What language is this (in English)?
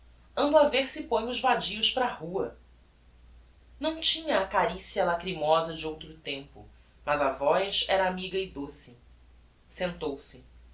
Portuguese